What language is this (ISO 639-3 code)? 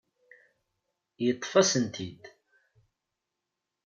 kab